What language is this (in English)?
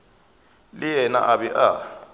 Northern Sotho